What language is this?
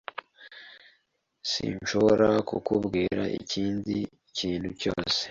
Kinyarwanda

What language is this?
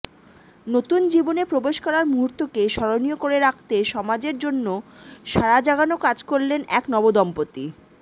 Bangla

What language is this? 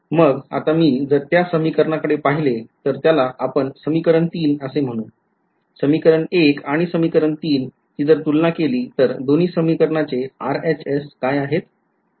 Marathi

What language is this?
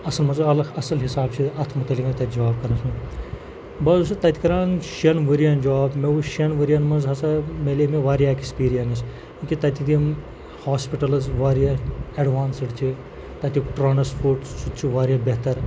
Kashmiri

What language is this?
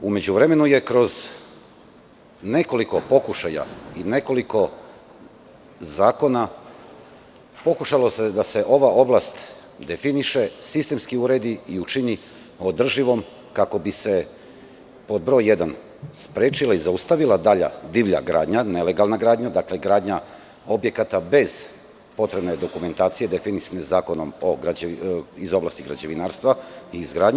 Serbian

